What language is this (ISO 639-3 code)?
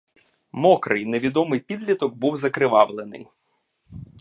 ukr